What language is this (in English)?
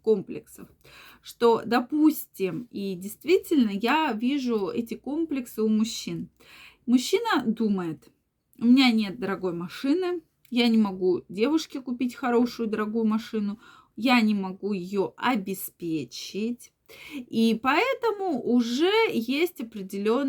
Russian